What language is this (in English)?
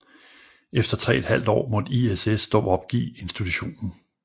Danish